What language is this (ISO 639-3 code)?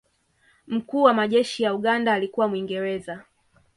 swa